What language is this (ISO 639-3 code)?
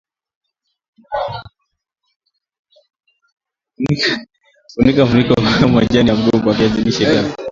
swa